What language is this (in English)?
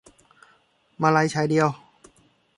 Thai